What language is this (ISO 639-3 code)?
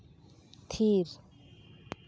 sat